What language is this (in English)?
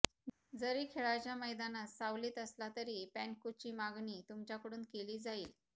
Marathi